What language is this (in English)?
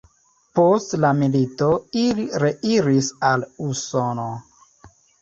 Esperanto